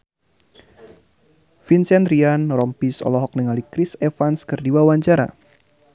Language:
Sundanese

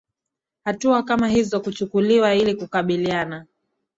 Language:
Swahili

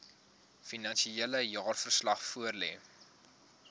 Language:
Afrikaans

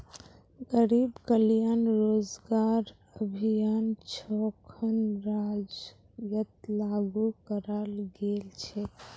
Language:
Magahi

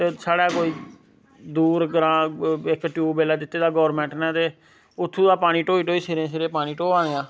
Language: Dogri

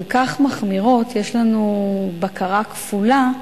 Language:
Hebrew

